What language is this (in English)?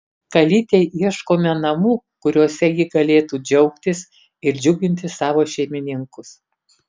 Lithuanian